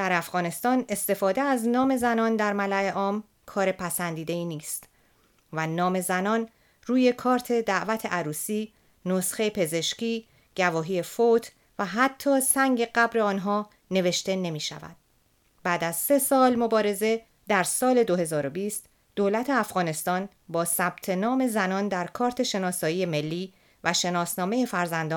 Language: Persian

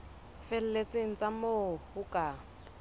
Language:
Southern Sotho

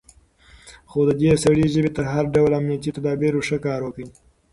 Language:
Pashto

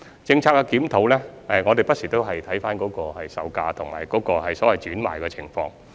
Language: Cantonese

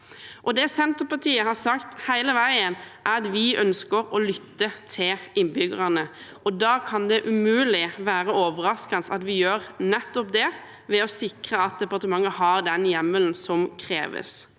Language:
Norwegian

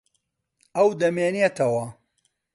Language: Central Kurdish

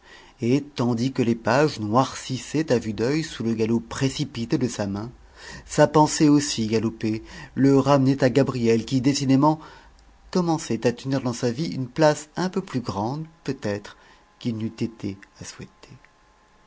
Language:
French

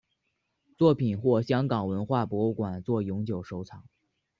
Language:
Chinese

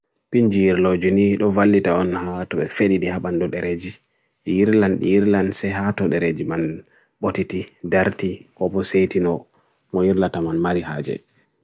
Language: Bagirmi Fulfulde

